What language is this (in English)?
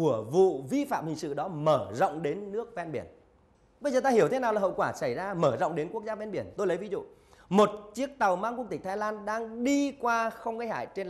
Vietnamese